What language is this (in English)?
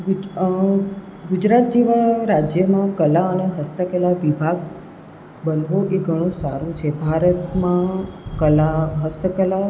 Gujarati